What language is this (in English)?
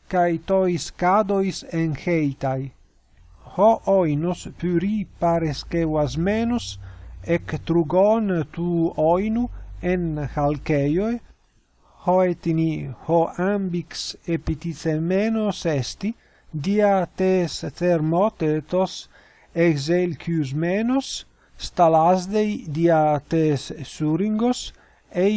Greek